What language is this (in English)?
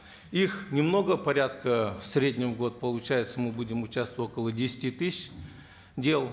Kazakh